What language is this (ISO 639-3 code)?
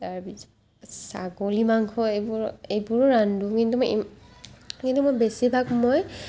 asm